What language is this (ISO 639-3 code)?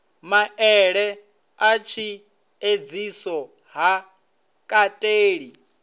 ven